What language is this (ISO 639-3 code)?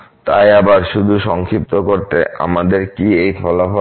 ben